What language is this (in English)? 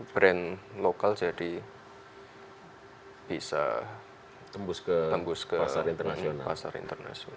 Indonesian